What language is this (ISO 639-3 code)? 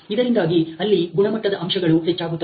kan